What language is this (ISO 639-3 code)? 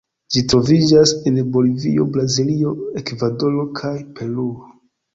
epo